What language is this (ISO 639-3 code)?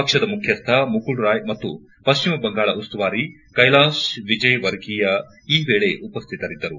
kan